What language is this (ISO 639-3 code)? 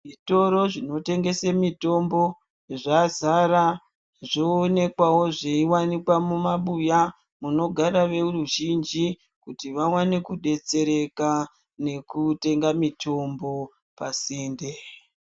ndc